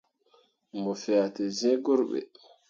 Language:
Mundang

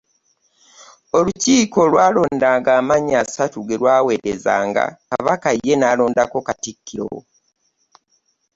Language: Ganda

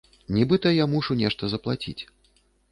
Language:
Belarusian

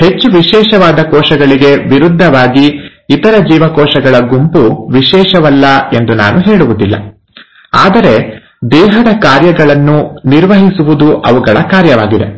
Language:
Kannada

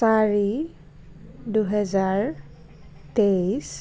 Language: Assamese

